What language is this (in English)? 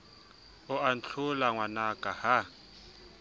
Southern Sotho